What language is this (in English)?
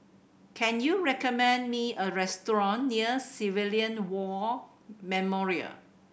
English